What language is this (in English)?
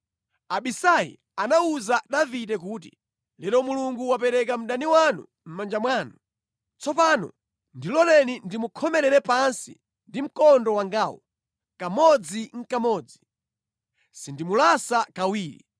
Nyanja